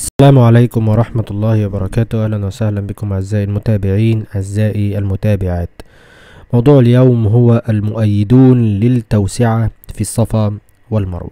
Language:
Arabic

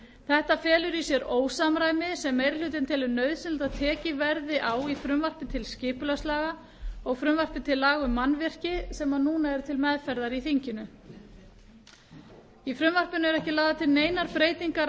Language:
Icelandic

